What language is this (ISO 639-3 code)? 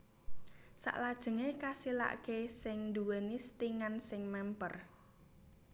jav